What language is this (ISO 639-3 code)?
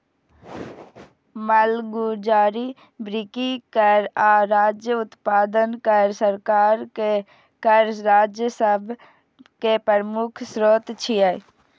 mai